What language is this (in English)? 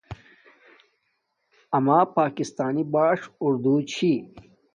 Domaaki